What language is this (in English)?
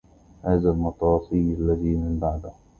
Arabic